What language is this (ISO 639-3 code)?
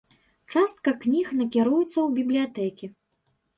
bel